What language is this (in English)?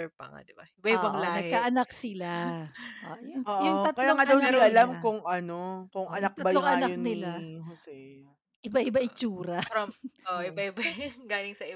Filipino